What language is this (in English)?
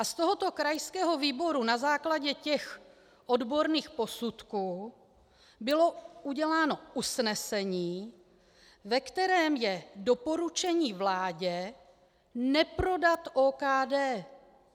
Czech